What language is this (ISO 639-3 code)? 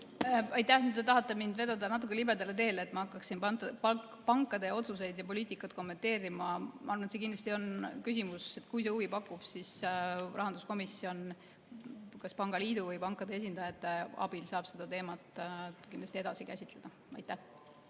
est